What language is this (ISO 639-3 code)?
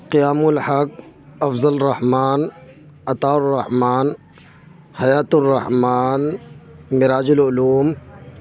urd